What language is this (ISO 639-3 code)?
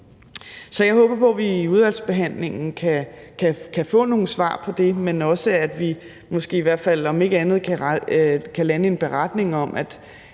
dan